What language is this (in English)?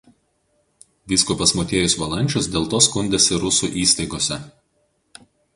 Lithuanian